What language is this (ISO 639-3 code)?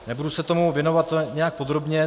ces